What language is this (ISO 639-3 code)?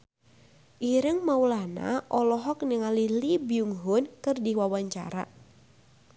sun